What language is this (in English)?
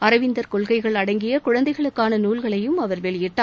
Tamil